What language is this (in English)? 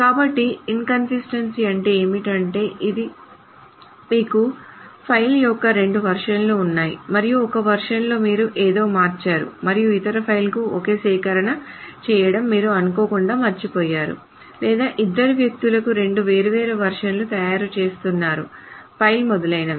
Telugu